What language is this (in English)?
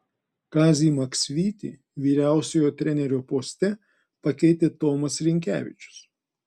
Lithuanian